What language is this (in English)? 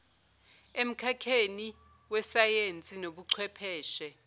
Zulu